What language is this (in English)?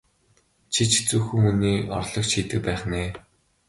Mongolian